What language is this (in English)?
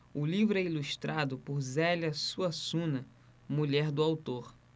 Portuguese